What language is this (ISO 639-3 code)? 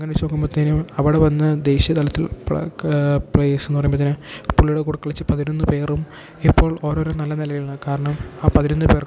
mal